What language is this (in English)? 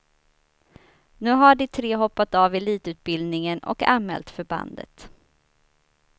Swedish